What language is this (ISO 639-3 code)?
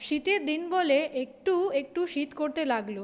ben